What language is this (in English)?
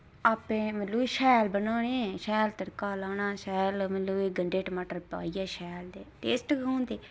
Dogri